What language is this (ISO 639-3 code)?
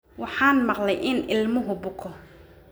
som